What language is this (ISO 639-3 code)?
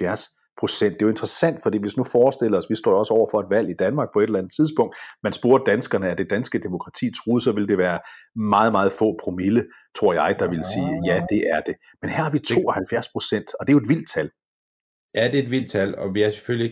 dan